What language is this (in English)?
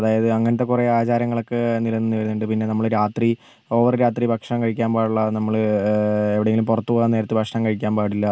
Malayalam